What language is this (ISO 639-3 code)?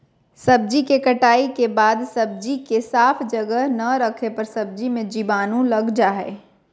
mag